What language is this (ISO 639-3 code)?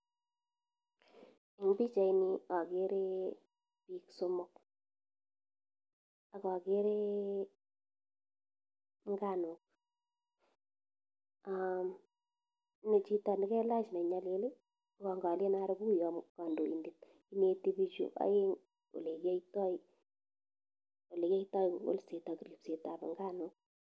kln